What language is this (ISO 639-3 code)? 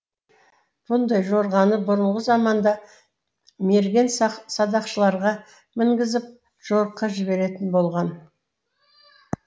kaz